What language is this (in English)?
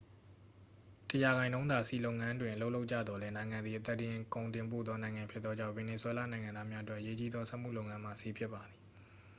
Burmese